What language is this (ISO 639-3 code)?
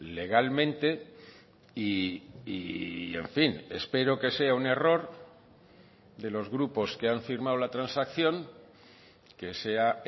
spa